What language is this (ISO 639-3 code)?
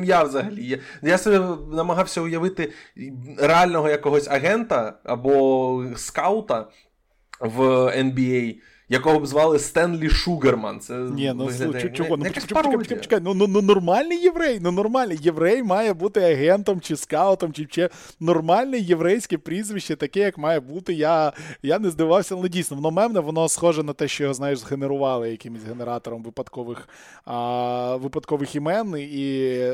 ukr